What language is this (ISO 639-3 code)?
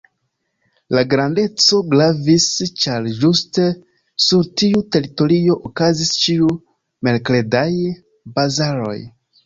epo